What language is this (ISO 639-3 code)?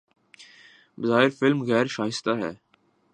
urd